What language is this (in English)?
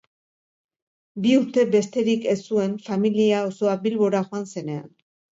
Basque